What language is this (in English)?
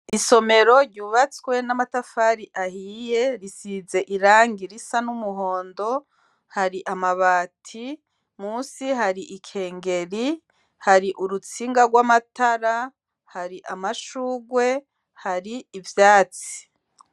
Rundi